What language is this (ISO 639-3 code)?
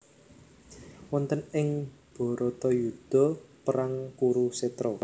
jav